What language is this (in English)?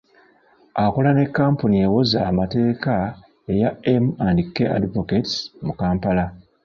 Ganda